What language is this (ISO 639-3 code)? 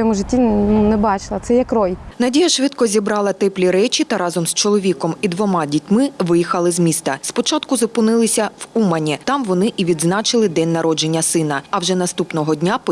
ukr